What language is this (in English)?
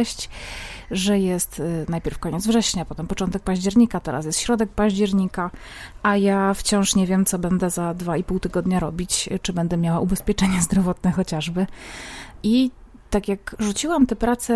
Polish